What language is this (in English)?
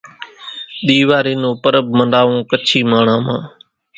Kachi Koli